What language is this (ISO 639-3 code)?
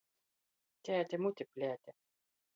ltg